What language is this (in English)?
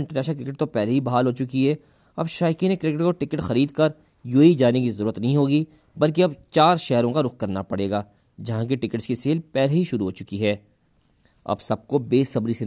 Urdu